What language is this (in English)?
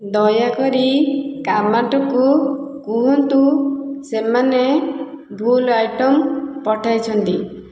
Odia